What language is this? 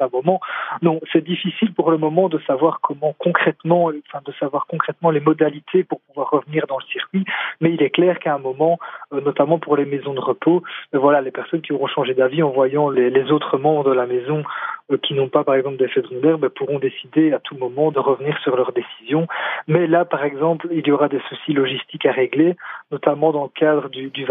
French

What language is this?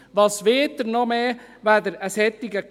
Swiss German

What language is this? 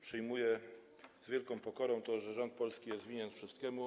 Polish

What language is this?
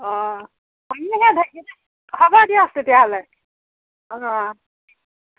Assamese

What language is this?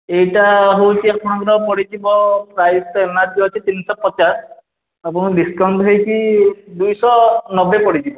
Odia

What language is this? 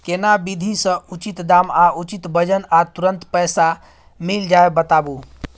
Maithili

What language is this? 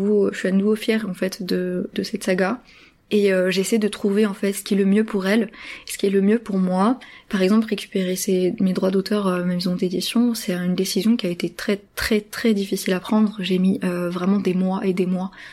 French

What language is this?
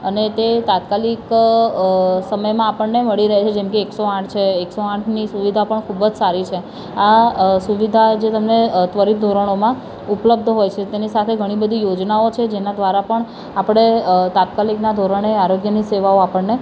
Gujarati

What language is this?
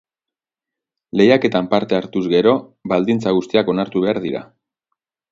Basque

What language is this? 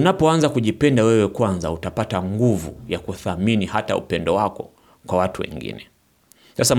Swahili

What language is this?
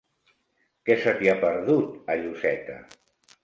Catalan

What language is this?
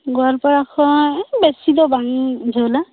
Santali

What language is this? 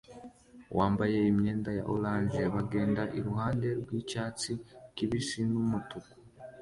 Kinyarwanda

